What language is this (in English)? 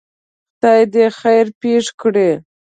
Pashto